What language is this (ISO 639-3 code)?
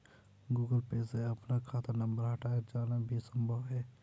hin